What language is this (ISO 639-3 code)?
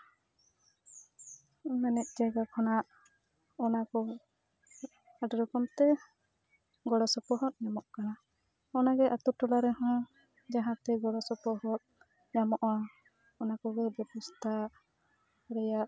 sat